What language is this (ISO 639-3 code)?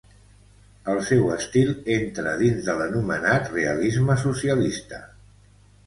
cat